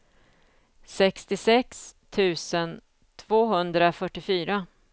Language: Swedish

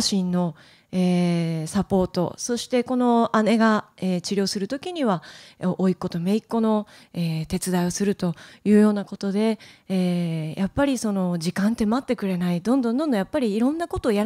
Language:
Japanese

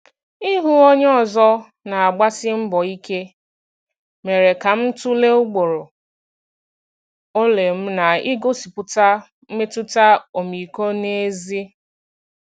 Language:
Igbo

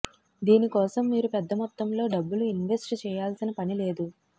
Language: Telugu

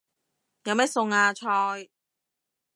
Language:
Cantonese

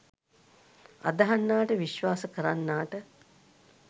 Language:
Sinhala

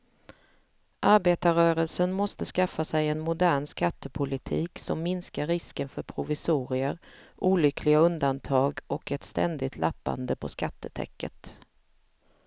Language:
Swedish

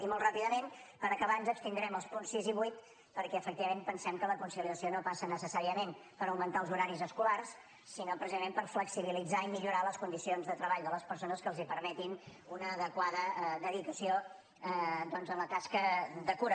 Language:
Catalan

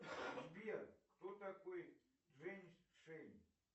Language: Russian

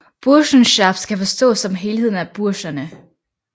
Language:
Danish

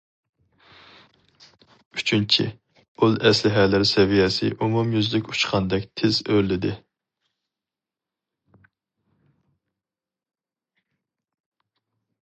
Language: Uyghur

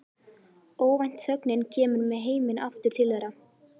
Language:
Icelandic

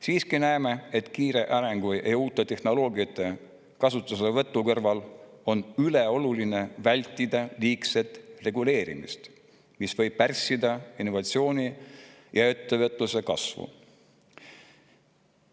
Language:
Estonian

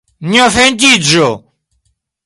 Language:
Esperanto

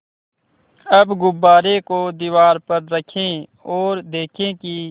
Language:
Hindi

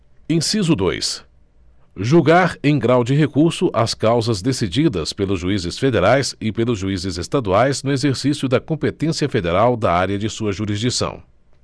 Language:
Portuguese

